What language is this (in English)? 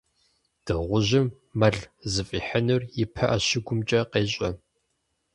Kabardian